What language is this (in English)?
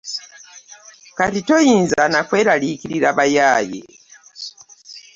Ganda